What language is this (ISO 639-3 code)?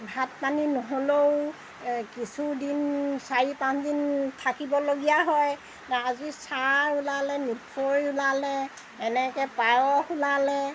asm